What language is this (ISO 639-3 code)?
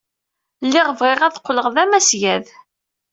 kab